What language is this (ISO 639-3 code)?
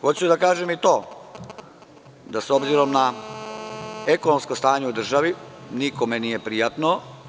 srp